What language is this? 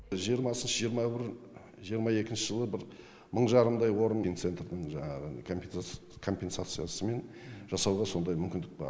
Kazakh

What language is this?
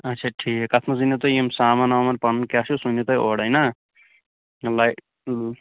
Kashmiri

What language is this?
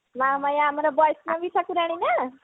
Odia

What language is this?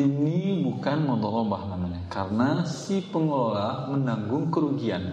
Indonesian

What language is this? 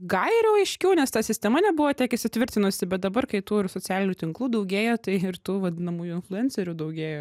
Lithuanian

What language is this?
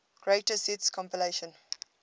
English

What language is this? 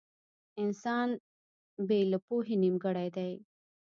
Pashto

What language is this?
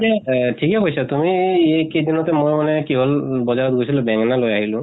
Assamese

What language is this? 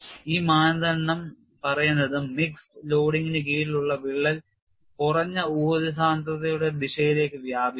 Malayalam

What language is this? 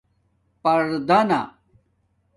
Domaaki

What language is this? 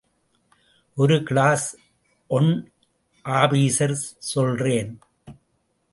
Tamil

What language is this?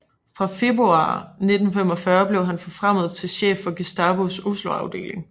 Danish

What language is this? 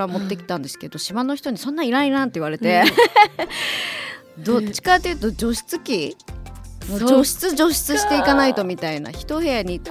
Japanese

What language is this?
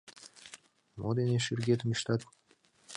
Mari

